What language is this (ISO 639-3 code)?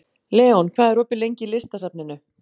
isl